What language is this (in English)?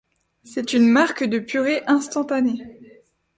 French